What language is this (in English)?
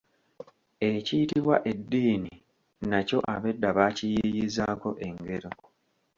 Ganda